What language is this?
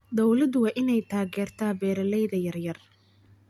Somali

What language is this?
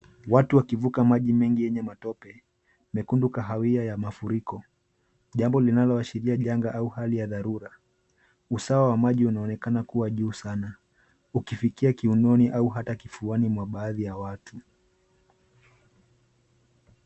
Swahili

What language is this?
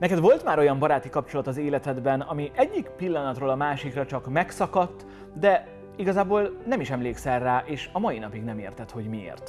Hungarian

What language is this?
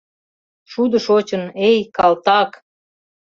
Mari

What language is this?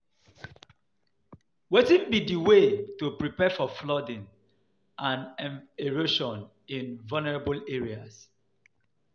Nigerian Pidgin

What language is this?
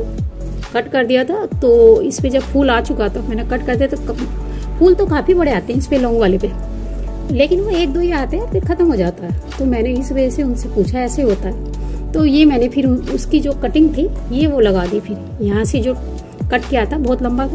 Hindi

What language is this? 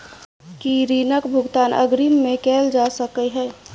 Maithili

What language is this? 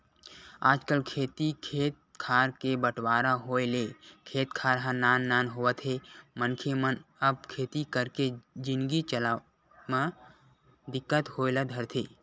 Chhattisgarhi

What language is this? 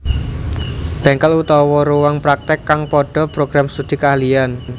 Javanese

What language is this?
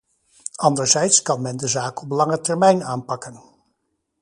Dutch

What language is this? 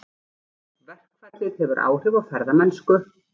Icelandic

